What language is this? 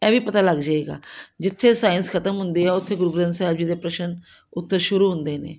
Punjabi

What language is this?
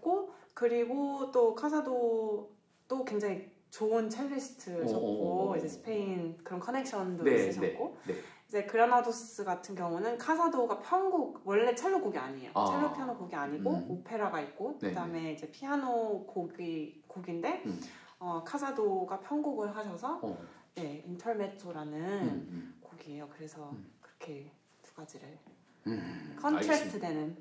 Korean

